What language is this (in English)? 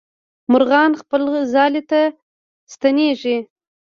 Pashto